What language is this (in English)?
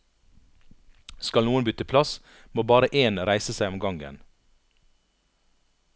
Norwegian